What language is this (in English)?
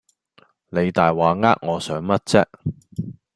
Cantonese